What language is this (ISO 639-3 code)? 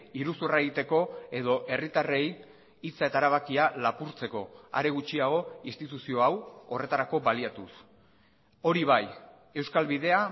eus